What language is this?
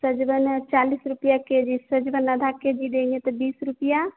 Hindi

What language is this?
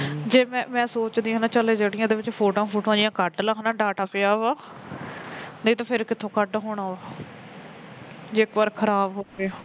Punjabi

